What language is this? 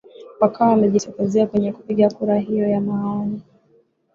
Swahili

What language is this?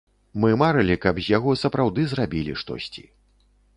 Belarusian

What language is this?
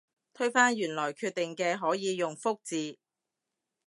Cantonese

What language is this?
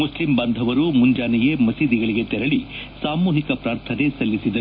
Kannada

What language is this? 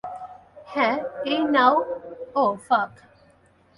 Bangla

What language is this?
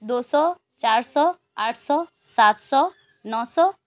Urdu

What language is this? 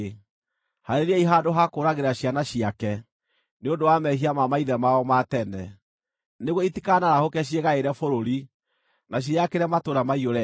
Kikuyu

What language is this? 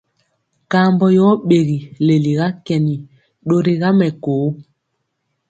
Mpiemo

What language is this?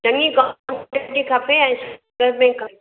Sindhi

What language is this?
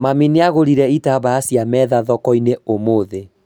Kikuyu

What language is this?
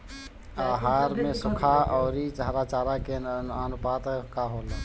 Bhojpuri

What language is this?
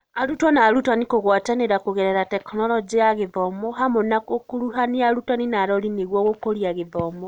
Kikuyu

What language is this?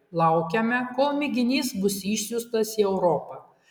Lithuanian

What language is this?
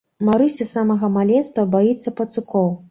Belarusian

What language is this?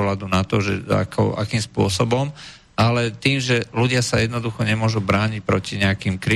Czech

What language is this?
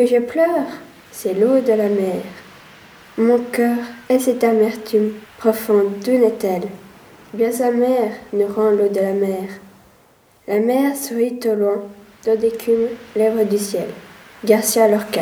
French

